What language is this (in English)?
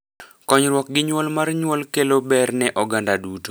Luo (Kenya and Tanzania)